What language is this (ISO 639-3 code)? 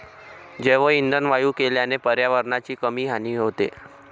mar